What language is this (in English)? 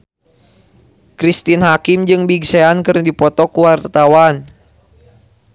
Sundanese